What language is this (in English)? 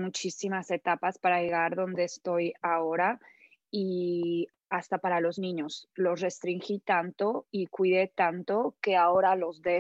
Spanish